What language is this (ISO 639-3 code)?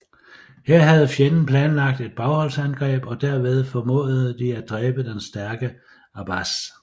dan